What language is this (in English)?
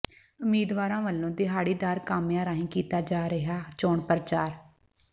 Punjabi